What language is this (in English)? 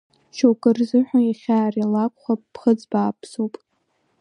Abkhazian